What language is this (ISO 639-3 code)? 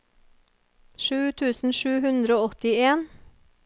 nor